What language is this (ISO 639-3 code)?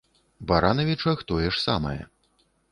bel